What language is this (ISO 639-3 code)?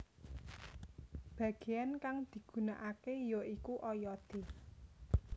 jav